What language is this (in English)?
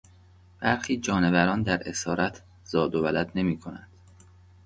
Persian